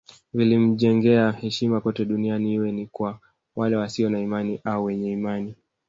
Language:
Swahili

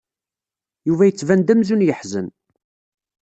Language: Kabyle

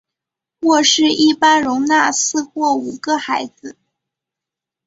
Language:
Chinese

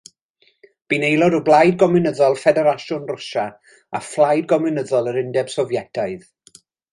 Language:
Welsh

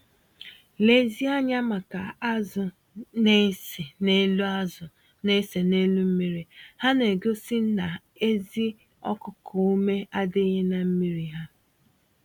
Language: Igbo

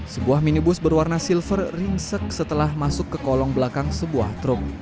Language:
Indonesian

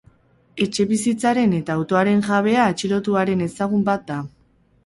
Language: Basque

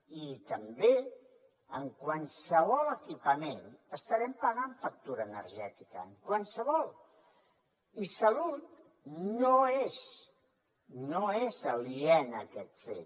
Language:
Catalan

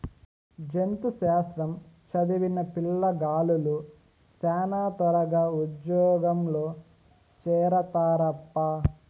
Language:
Telugu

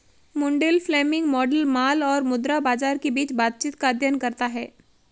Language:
Hindi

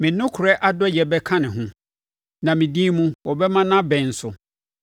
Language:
Akan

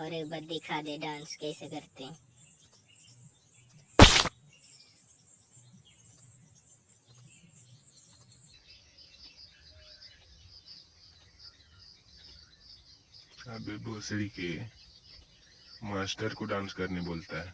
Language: Hindi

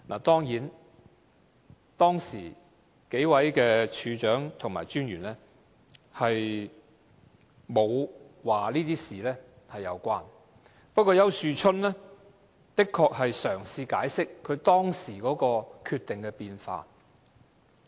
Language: Cantonese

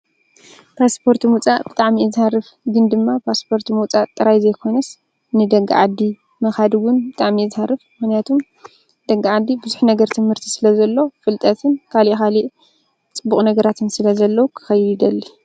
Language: Tigrinya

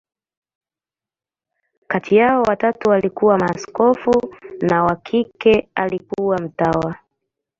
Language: Swahili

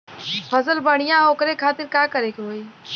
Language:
Bhojpuri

